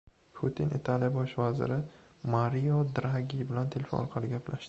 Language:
Uzbek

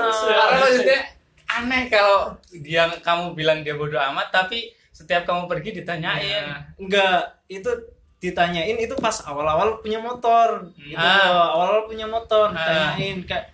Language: Indonesian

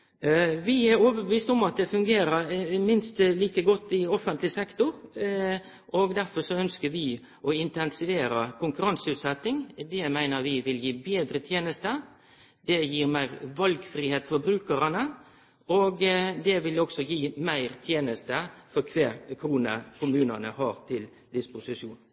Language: Norwegian Nynorsk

